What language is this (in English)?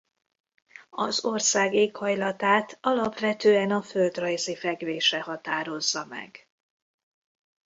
Hungarian